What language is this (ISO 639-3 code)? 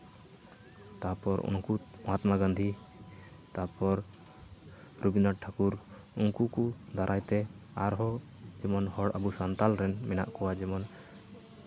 sat